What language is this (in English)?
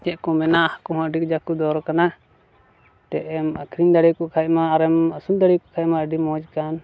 Santali